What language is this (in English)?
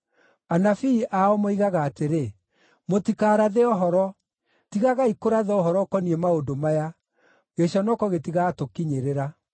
Kikuyu